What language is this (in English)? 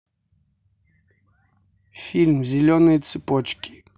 Russian